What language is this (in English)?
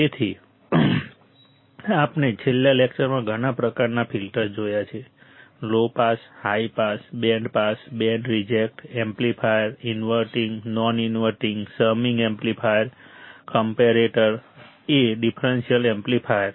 Gujarati